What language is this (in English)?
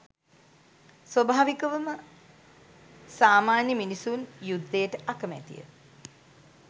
Sinhala